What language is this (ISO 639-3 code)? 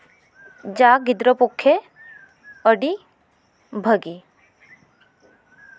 sat